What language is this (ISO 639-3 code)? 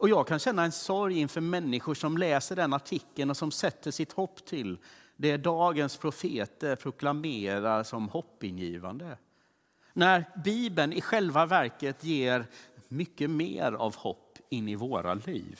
swe